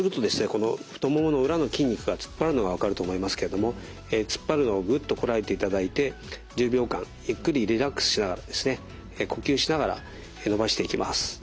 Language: Japanese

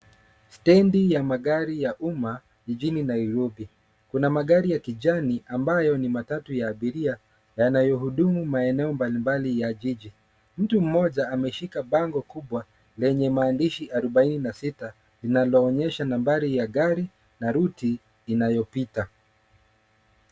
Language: Swahili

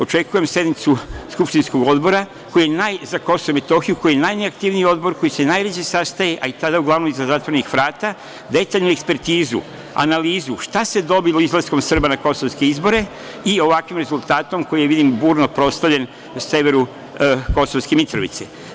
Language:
Serbian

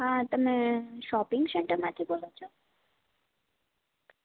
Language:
Gujarati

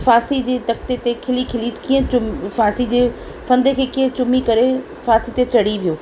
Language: Sindhi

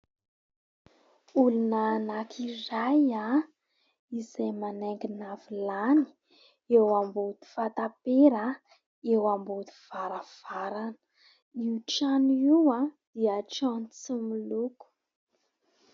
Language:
Malagasy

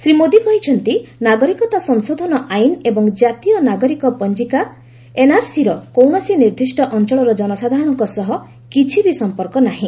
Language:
Odia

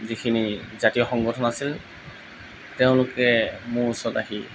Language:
Assamese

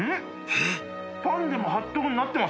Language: Japanese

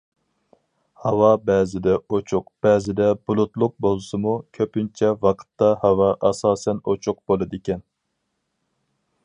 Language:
Uyghur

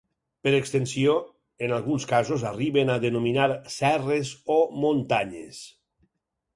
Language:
Catalan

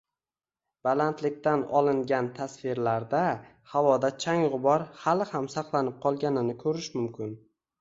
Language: Uzbek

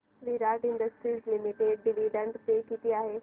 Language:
Marathi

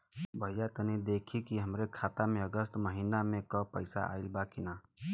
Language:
Bhojpuri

